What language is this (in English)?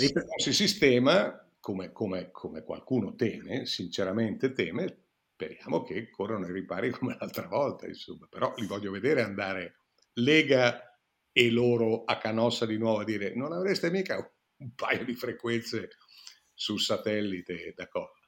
Italian